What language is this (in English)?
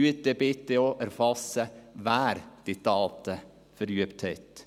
Swiss German